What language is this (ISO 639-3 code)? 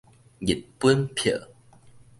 nan